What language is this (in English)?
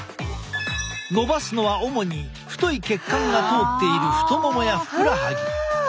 Japanese